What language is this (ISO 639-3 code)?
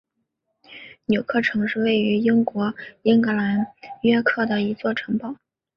zho